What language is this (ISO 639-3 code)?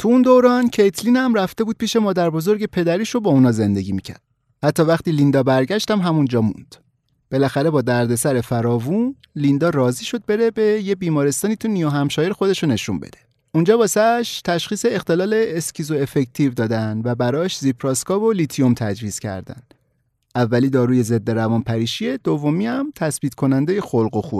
fas